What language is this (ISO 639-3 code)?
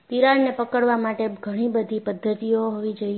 guj